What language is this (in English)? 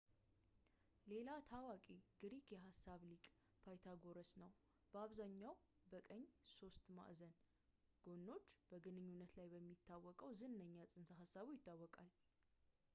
Amharic